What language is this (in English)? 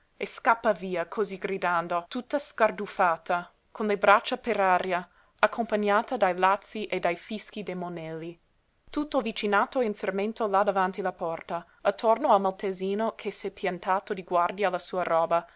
Italian